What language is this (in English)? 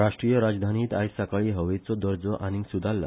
Konkani